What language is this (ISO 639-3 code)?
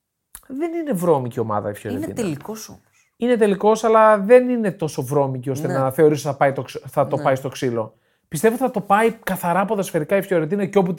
ell